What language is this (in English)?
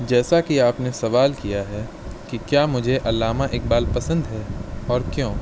Urdu